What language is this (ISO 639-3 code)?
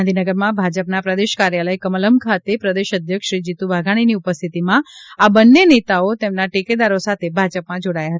guj